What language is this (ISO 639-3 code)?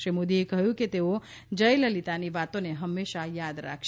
guj